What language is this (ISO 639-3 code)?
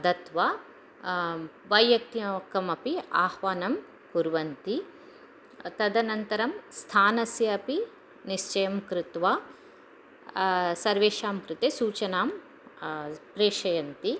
san